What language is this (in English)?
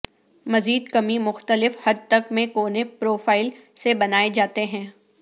Urdu